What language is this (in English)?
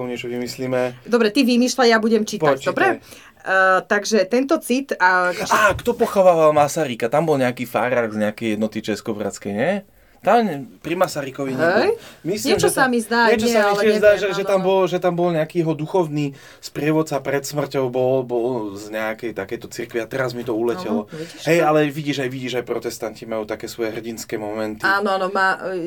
Slovak